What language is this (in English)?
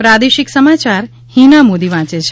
Gujarati